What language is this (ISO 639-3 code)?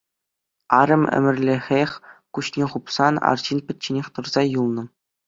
chv